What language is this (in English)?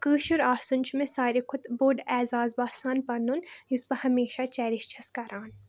Kashmiri